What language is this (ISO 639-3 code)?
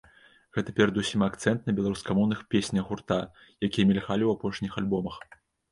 bel